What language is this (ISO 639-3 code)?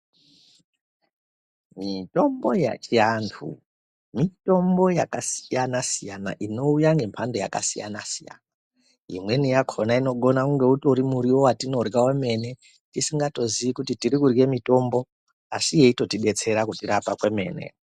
ndc